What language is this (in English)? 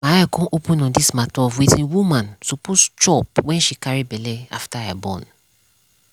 Nigerian Pidgin